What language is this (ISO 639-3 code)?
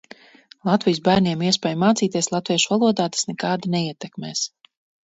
lav